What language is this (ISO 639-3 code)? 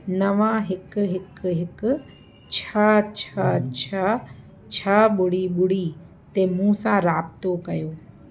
snd